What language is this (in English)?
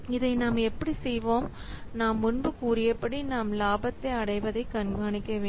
Tamil